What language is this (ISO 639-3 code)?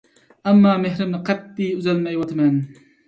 uig